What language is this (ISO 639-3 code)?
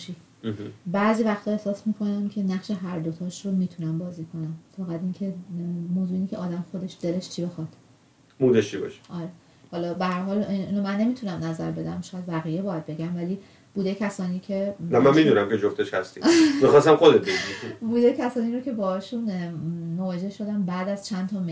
fas